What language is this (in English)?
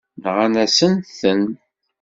Kabyle